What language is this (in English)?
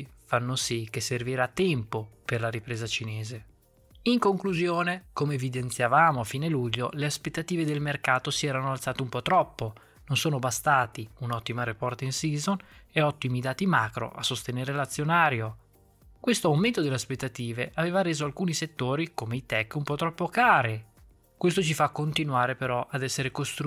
Italian